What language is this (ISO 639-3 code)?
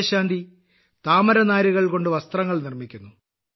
mal